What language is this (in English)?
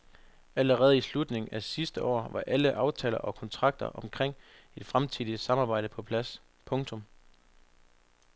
Danish